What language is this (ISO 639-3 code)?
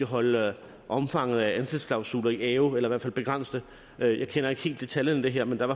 dan